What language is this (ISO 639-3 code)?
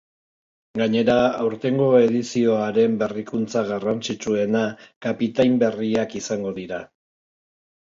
eus